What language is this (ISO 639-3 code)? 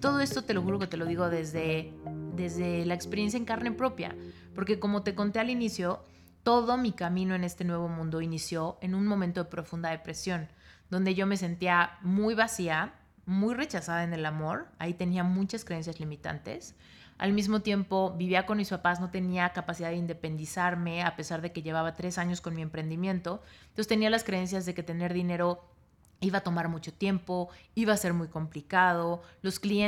spa